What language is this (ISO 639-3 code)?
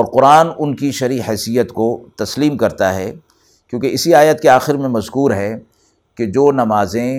urd